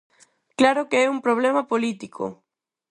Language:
Galician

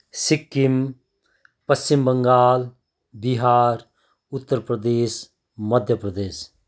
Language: Nepali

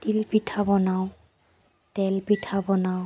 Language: Assamese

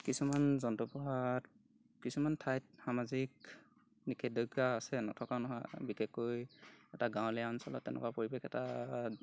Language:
Assamese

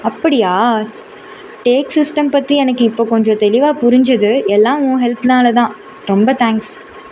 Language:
Tamil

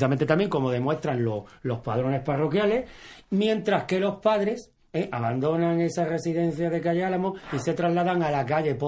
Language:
Spanish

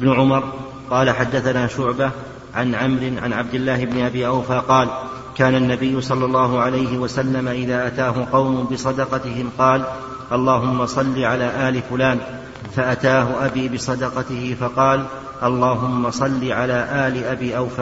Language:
Arabic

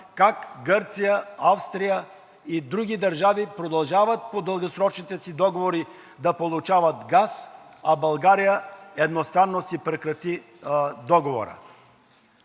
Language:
Bulgarian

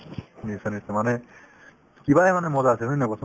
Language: Assamese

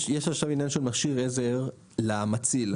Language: Hebrew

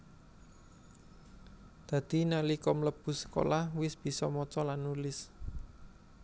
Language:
Javanese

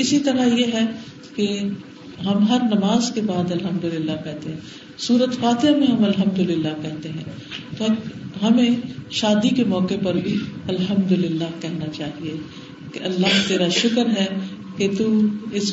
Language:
Urdu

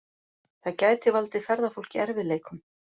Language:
Icelandic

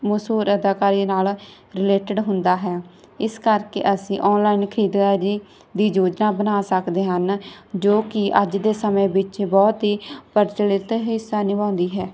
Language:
Punjabi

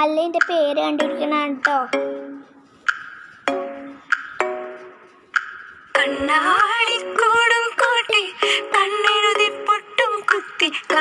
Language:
Malayalam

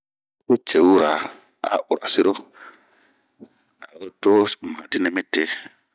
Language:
Bomu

